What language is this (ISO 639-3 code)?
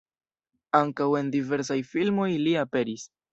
epo